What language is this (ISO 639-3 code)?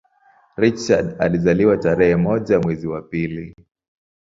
swa